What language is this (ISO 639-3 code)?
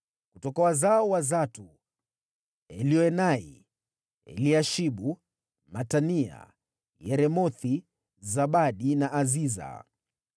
swa